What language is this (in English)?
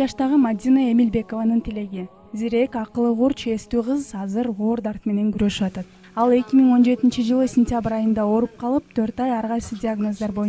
Russian